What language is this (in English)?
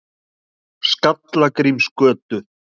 Icelandic